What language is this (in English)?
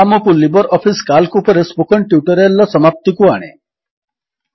Odia